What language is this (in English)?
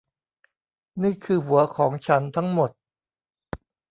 Thai